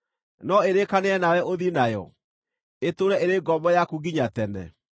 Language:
Kikuyu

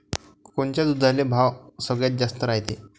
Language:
Marathi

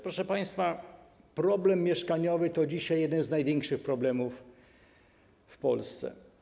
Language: Polish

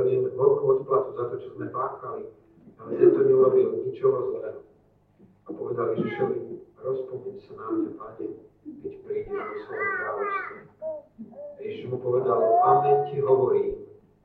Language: Slovak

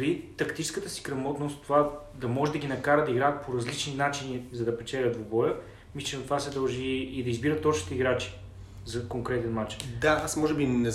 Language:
Bulgarian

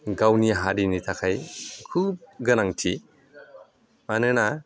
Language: Bodo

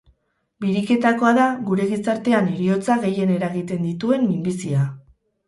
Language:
Basque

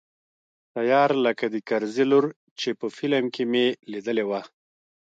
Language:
Pashto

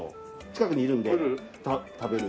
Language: Japanese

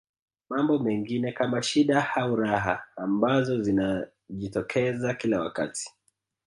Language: Swahili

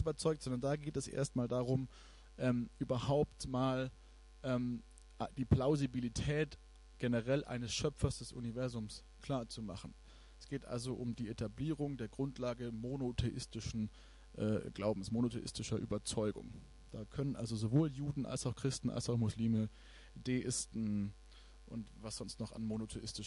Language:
German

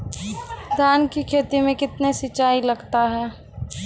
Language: Maithili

